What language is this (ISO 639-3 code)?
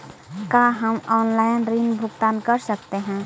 mag